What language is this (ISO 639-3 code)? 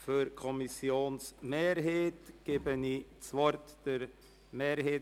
gsw